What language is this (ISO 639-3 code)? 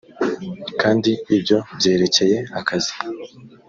kin